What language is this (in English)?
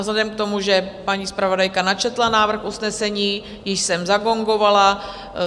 Czech